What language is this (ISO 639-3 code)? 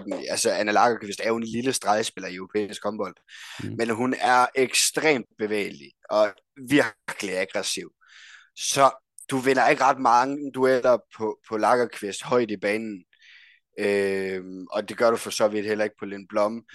dan